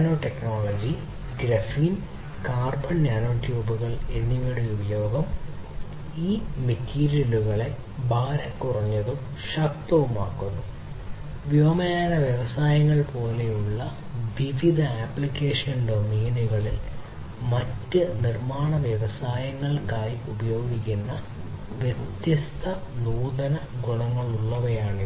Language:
Malayalam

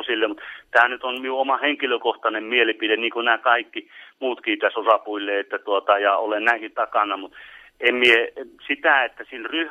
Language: Finnish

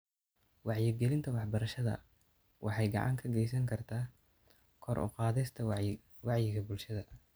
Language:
Somali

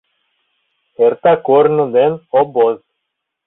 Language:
Mari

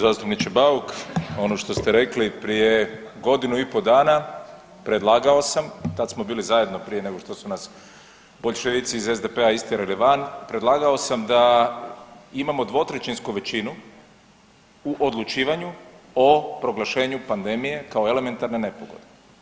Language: Croatian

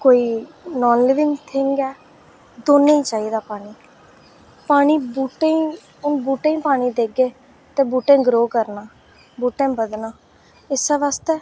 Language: Dogri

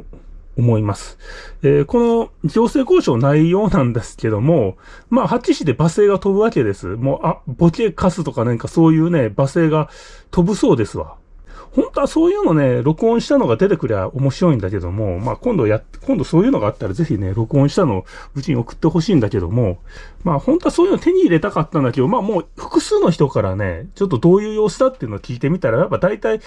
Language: Japanese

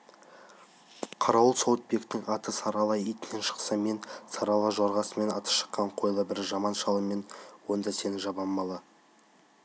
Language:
Kazakh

